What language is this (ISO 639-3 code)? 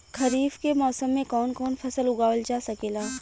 bho